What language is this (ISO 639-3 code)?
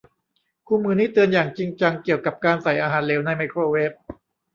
tha